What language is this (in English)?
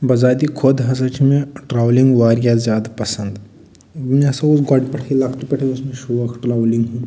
Kashmiri